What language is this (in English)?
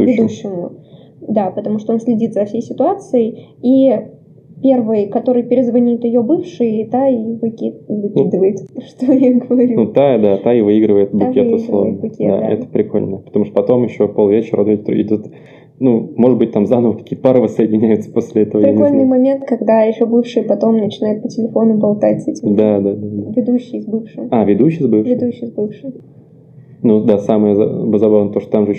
Russian